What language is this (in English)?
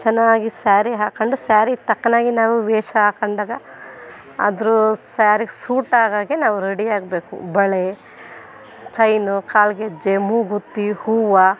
Kannada